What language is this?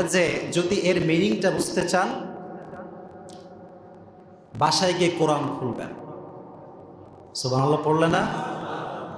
English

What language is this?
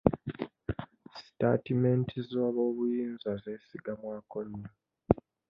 Ganda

